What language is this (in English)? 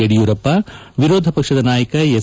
Kannada